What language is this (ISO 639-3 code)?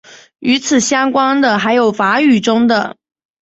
zho